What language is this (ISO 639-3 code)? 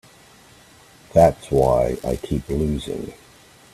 eng